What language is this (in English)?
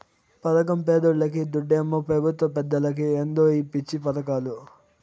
Telugu